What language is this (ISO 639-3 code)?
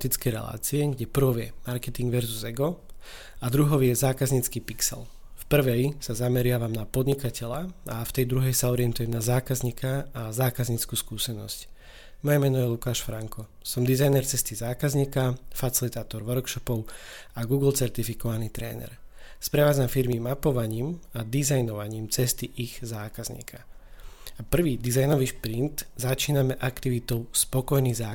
slk